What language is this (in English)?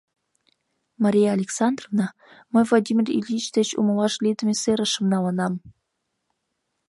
Mari